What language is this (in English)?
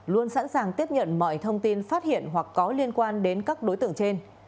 Vietnamese